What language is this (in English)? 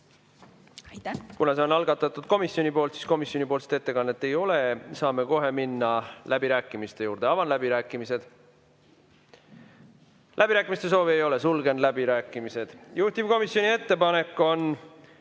Estonian